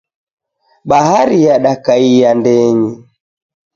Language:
Taita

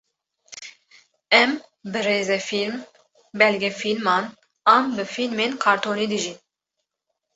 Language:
Kurdish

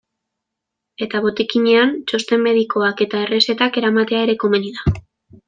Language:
Basque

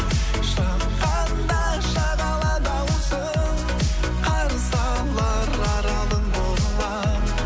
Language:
Kazakh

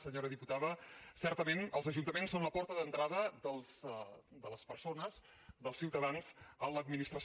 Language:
Catalan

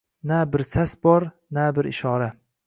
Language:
Uzbek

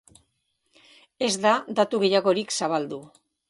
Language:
Basque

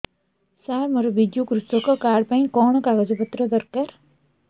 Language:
Odia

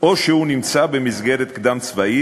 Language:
Hebrew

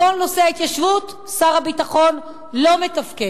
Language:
Hebrew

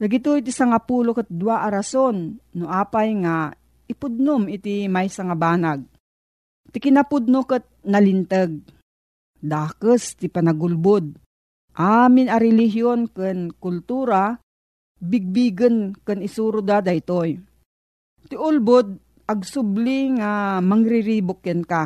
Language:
Filipino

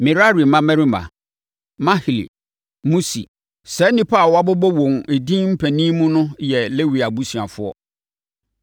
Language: Akan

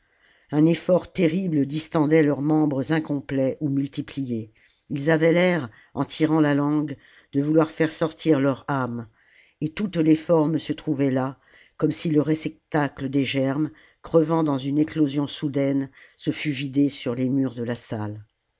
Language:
French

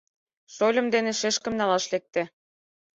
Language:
Mari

